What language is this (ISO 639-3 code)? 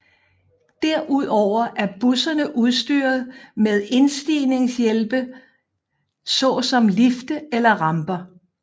dan